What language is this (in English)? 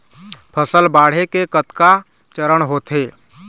Chhattisgarhi